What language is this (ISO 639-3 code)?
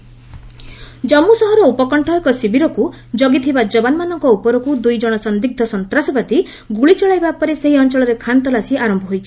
ori